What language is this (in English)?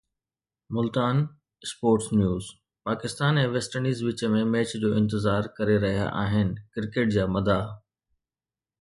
Sindhi